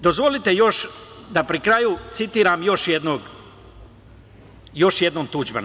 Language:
Serbian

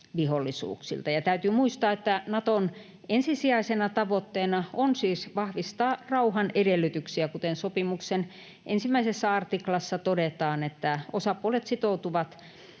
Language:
Finnish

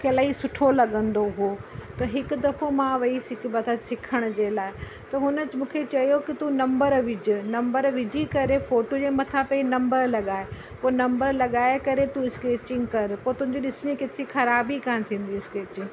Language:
Sindhi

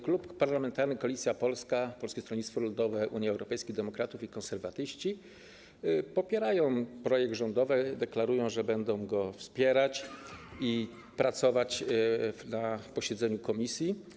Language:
Polish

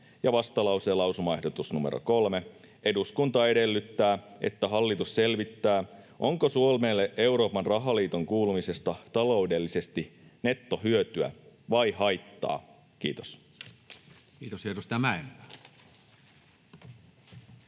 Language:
Finnish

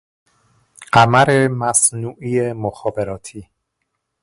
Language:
Persian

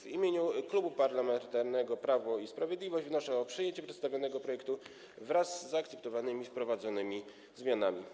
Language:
Polish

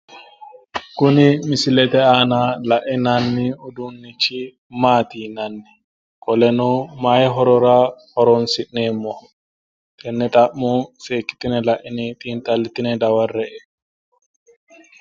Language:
Sidamo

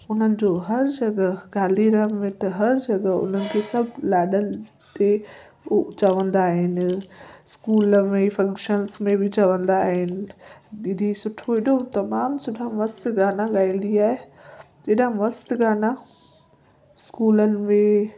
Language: Sindhi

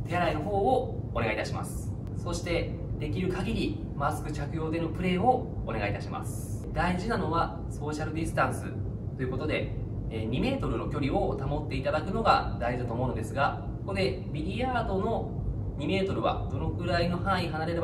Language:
Japanese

